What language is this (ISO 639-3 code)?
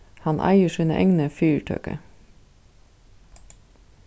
fao